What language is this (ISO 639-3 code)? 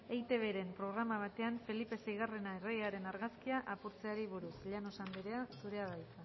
eus